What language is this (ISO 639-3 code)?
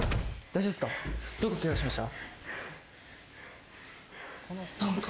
jpn